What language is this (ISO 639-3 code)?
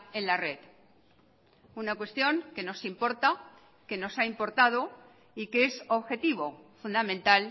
spa